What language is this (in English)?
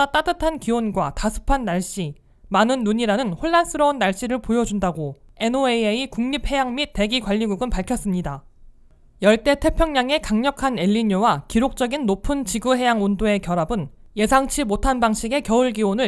Korean